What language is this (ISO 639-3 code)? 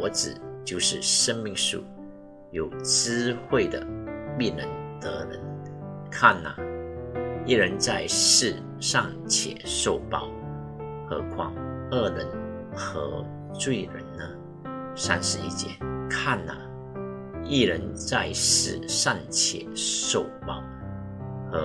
zho